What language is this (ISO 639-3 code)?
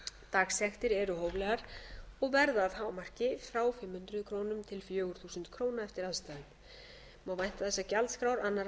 isl